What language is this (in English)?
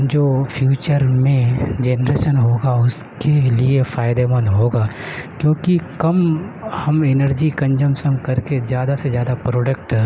Urdu